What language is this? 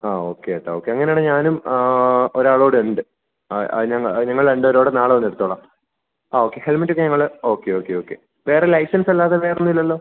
Malayalam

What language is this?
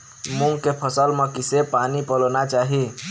Chhattisgarhi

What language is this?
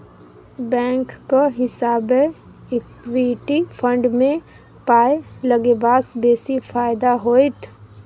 Maithili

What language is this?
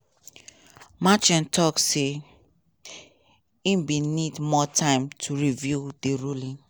Nigerian Pidgin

